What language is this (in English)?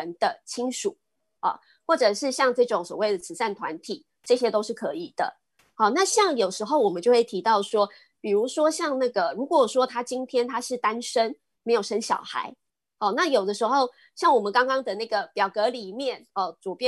Chinese